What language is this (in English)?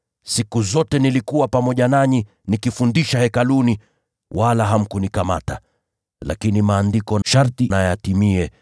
Swahili